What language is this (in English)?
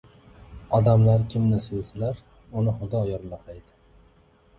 Uzbek